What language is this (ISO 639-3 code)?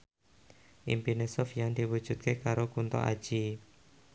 jav